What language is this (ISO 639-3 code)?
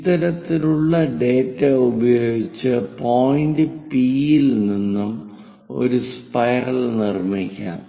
mal